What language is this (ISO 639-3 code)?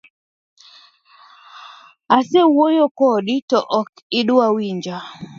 luo